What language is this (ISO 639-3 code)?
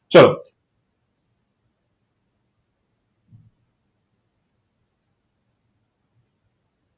guj